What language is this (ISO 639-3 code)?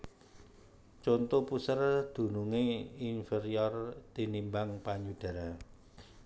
jav